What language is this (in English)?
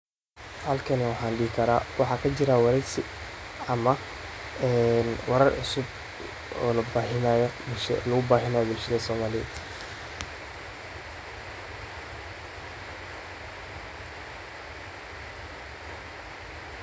Somali